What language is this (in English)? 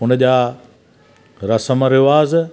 Sindhi